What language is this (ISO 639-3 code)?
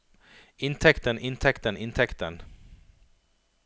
nor